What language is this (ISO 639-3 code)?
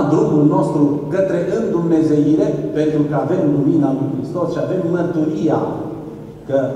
ron